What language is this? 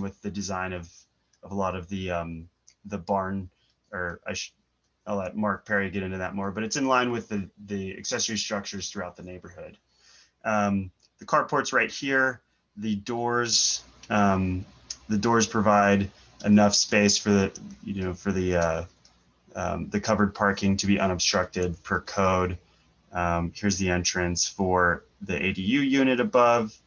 English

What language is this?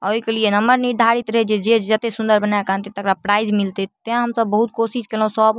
Maithili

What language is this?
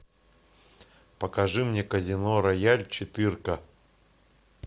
Russian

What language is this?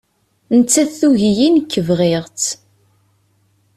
Kabyle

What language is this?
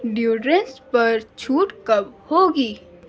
Urdu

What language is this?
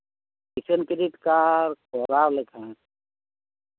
Santali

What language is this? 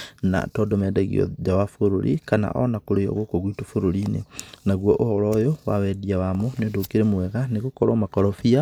Kikuyu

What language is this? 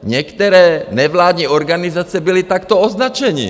Czech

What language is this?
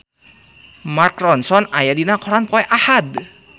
Sundanese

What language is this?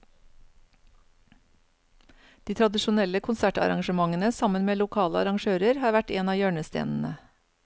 Norwegian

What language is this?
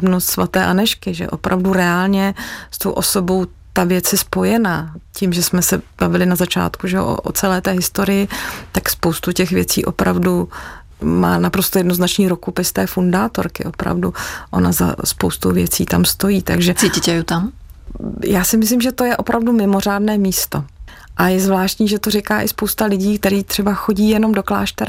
Czech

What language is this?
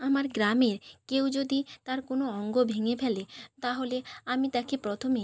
Bangla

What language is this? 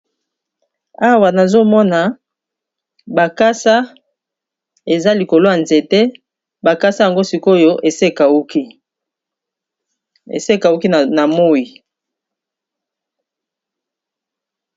Lingala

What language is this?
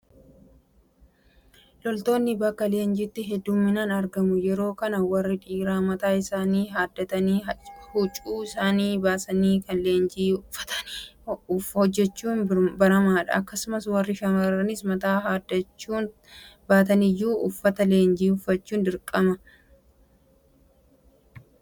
Oromo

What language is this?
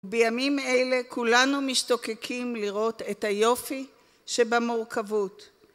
Hebrew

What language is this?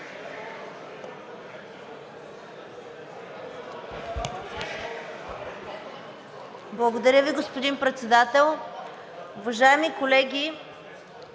Bulgarian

